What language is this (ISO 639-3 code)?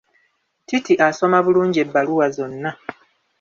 lug